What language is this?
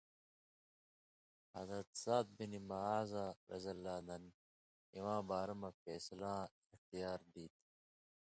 Indus Kohistani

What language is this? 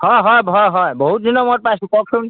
Assamese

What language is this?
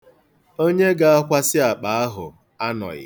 Igbo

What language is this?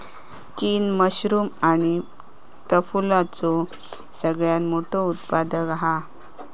Marathi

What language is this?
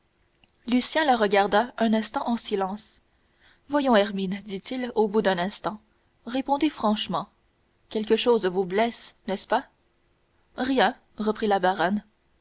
French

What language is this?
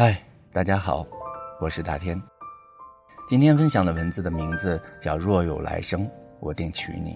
Chinese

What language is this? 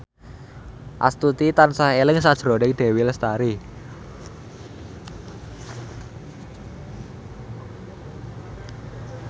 Javanese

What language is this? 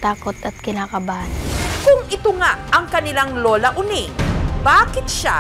Filipino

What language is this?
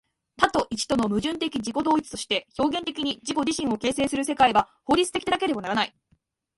Japanese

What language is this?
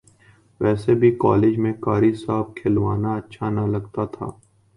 Urdu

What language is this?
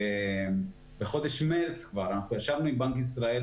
Hebrew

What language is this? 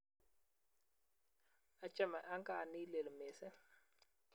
Kalenjin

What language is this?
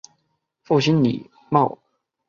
Chinese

